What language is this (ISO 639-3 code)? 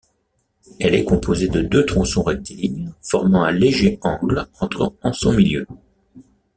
fra